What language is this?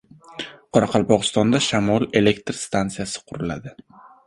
Uzbek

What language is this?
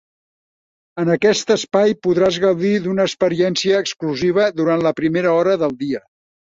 Catalan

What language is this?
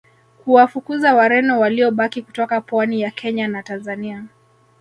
Swahili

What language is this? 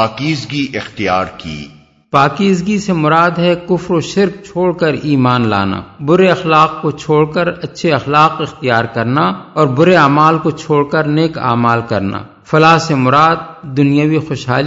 Urdu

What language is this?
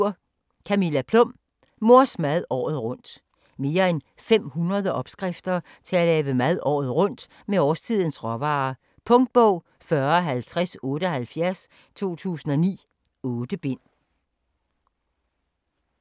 Danish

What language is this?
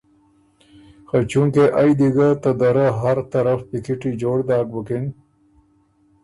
Ormuri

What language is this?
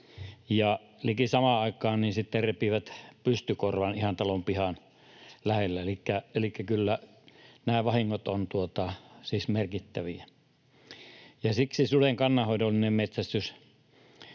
Finnish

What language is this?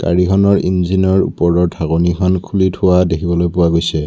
Assamese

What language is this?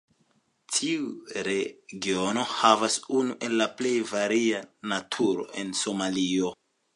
Esperanto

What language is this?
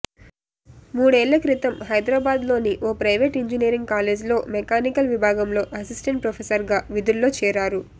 Telugu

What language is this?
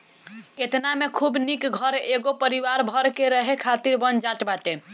Bhojpuri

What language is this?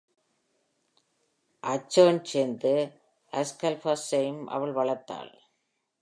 Tamil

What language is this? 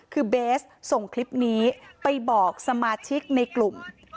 Thai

